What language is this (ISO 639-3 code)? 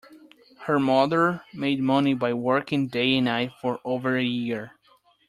eng